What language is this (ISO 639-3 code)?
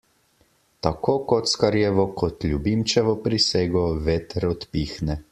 slv